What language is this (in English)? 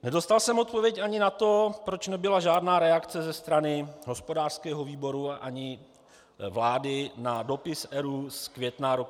Czech